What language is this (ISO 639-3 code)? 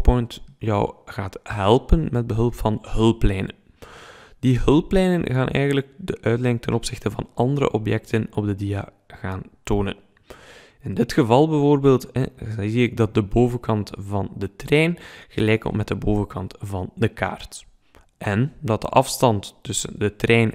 nld